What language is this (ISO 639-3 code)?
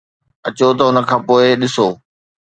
snd